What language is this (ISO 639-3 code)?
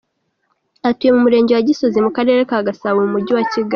kin